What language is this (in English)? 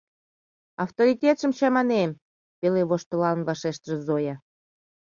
Mari